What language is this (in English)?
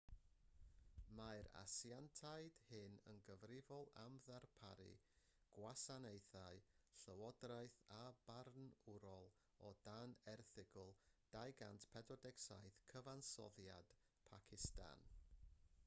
Welsh